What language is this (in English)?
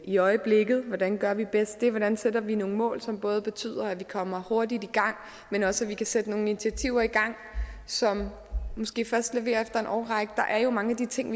Danish